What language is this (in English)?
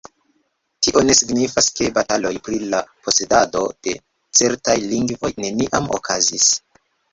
Esperanto